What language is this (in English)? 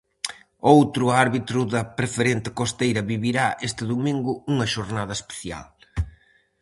Galician